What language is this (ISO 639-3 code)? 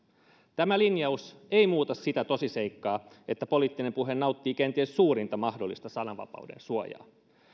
fin